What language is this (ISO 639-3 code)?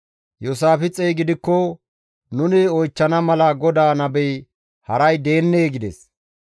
gmv